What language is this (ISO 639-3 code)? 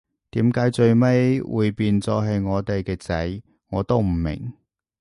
yue